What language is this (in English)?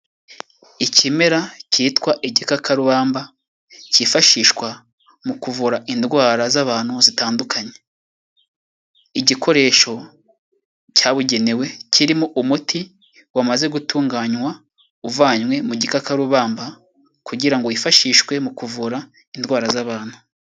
Kinyarwanda